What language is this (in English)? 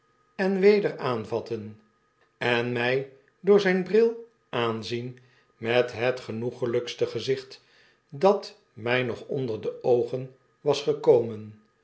Dutch